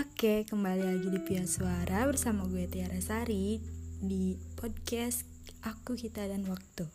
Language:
Indonesian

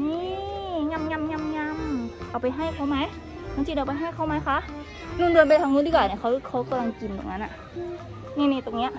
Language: Thai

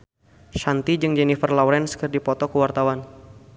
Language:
Sundanese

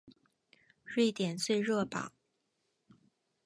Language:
Chinese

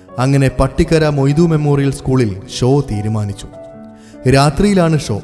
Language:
Malayalam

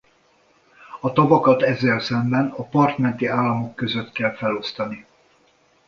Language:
Hungarian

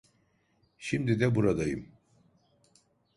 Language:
Turkish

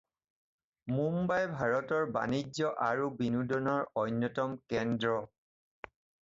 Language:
Assamese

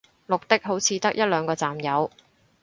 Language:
Cantonese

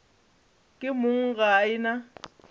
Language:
Northern Sotho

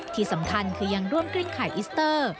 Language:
Thai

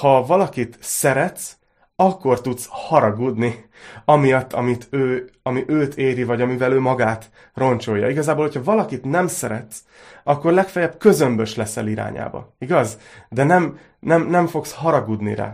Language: Hungarian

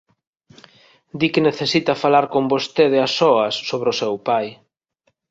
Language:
Galician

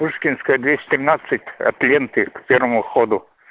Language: Russian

